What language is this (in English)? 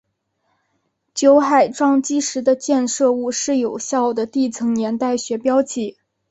Chinese